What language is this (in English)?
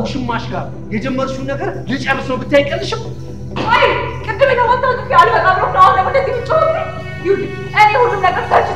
Arabic